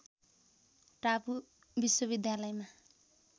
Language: Nepali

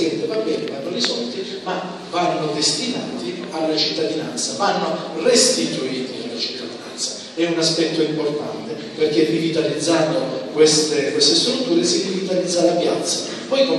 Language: Italian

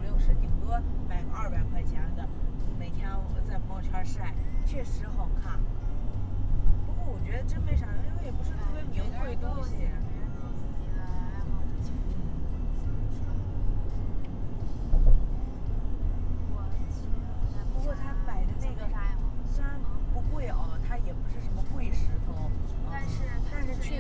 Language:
Chinese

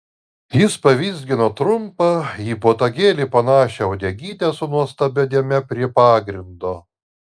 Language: Lithuanian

